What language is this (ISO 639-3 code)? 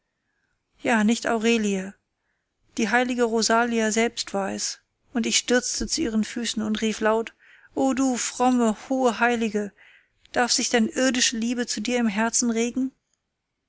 deu